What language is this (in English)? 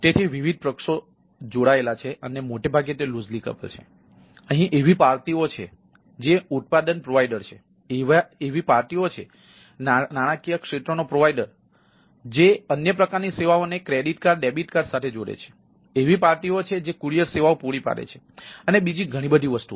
Gujarati